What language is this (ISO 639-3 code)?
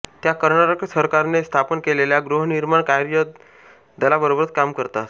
mar